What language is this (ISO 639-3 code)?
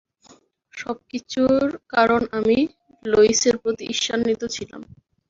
ben